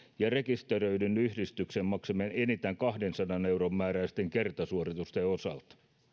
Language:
Finnish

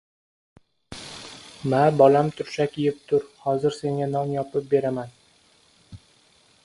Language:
Uzbek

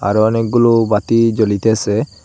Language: Bangla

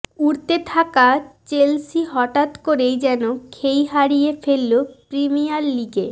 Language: Bangla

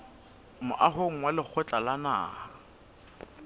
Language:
Southern Sotho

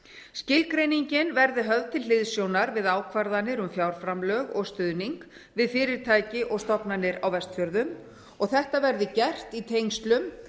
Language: Icelandic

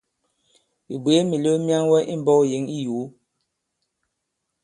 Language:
Bankon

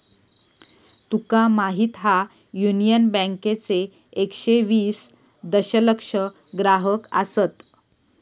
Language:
Marathi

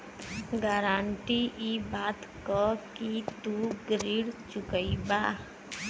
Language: Bhojpuri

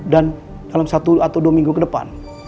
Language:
Indonesian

